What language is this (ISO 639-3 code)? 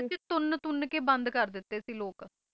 pan